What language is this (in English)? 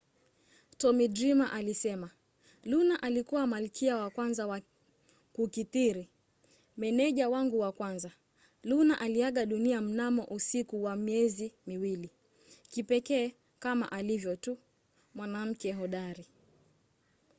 Swahili